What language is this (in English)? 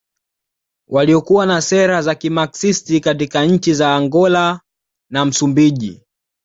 Swahili